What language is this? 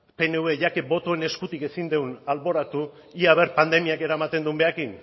Basque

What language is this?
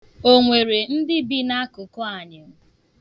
Igbo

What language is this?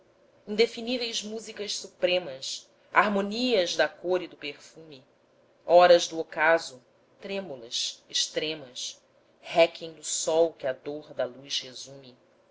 Portuguese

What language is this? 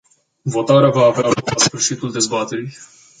Romanian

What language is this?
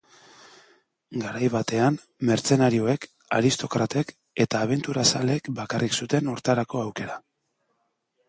Basque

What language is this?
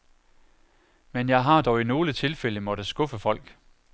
Danish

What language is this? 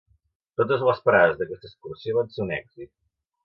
Catalan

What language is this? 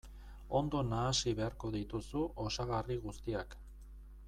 Basque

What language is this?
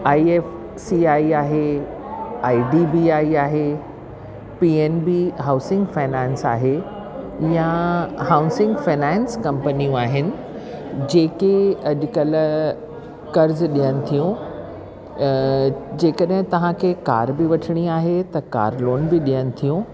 Sindhi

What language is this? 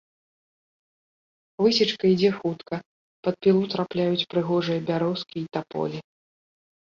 Belarusian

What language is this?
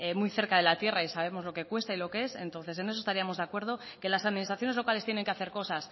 Spanish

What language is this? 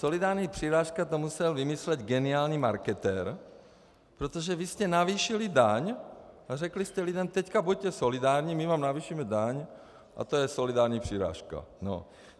Czech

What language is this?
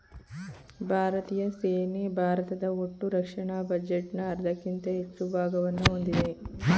Kannada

